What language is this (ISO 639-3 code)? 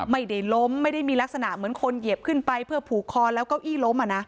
tha